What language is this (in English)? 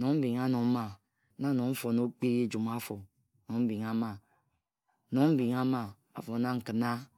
Ejagham